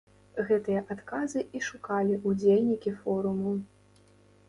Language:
Belarusian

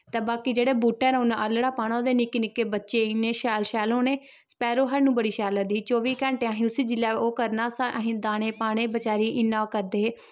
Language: Dogri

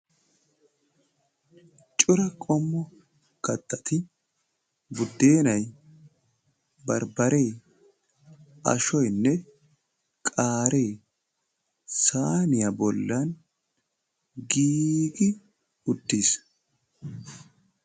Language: Wolaytta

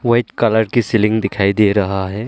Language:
Hindi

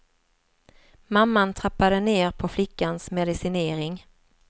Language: Swedish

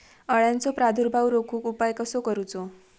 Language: Marathi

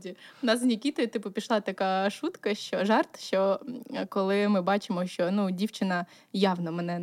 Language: Ukrainian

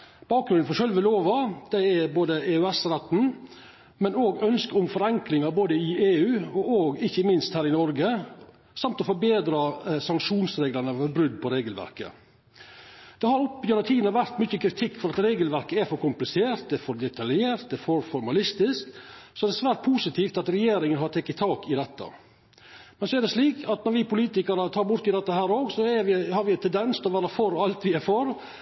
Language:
Norwegian Nynorsk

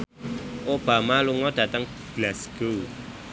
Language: Javanese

